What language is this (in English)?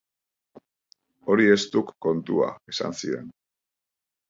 Basque